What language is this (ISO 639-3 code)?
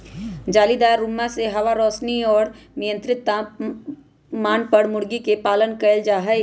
mag